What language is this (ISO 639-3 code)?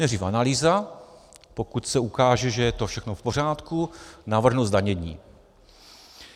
ces